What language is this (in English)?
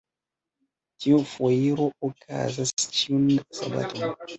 Esperanto